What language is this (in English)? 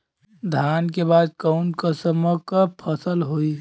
Bhojpuri